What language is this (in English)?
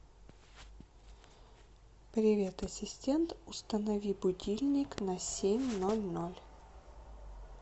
Russian